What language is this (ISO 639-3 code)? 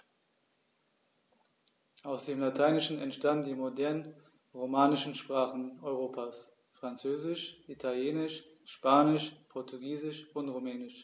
deu